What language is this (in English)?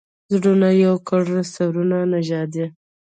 Pashto